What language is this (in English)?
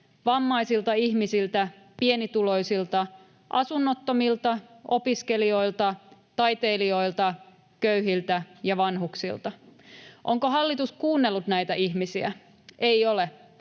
Finnish